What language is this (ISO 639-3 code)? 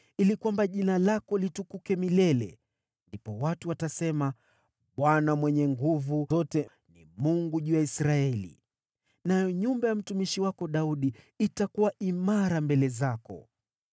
swa